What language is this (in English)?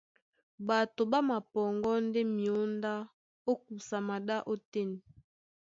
Duala